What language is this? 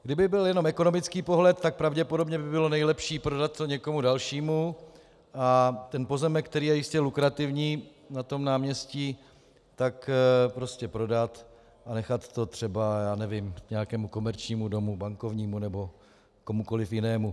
Czech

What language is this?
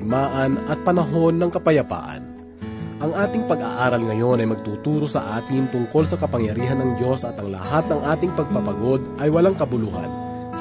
Filipino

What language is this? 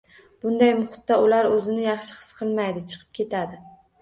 Uzbek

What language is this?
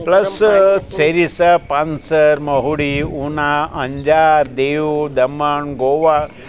Gujarati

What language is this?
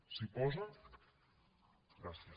Catalan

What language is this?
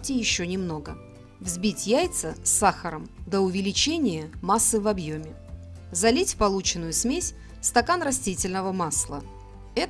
Russian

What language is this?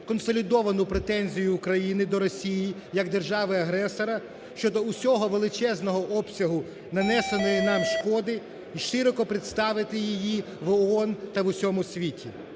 Ukrainian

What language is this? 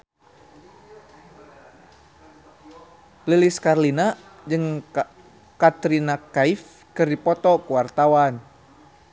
Sundanese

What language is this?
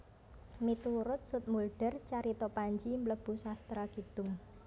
Javanese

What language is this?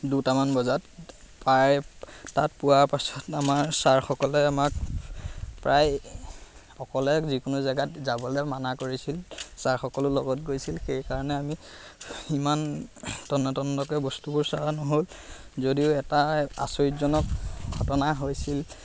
Assamese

